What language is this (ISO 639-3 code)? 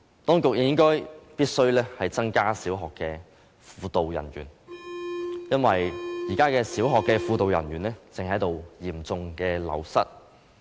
yue